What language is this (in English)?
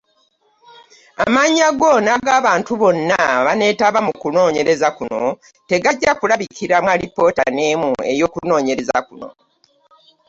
Ganda